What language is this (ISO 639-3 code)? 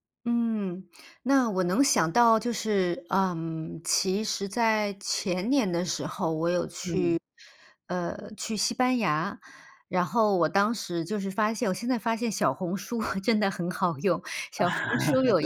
zho